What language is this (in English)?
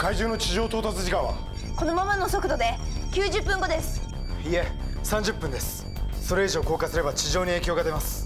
Japanese